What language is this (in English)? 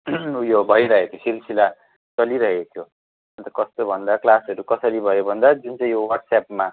Nepali